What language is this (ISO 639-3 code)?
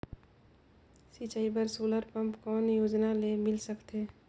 hne